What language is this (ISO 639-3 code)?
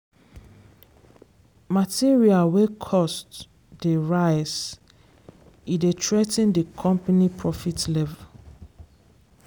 pcm